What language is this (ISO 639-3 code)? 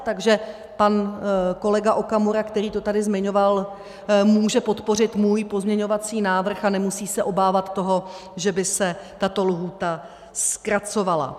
ces